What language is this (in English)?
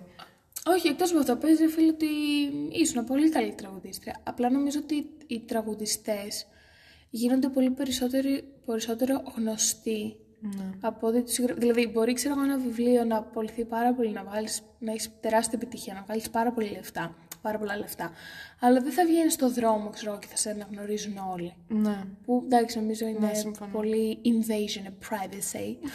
Greek